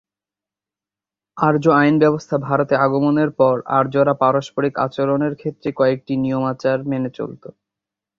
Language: Bangla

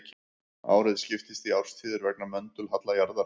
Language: Icelandic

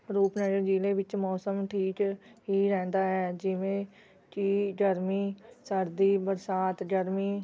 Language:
Punjabi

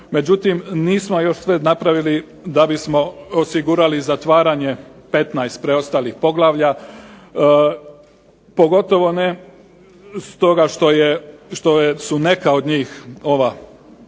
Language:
Croatian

